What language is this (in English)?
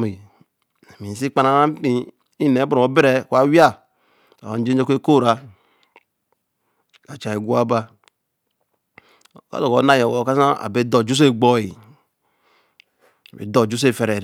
Eleme